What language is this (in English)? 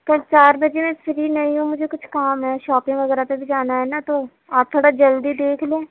Urdu